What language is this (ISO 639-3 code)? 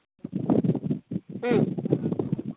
sat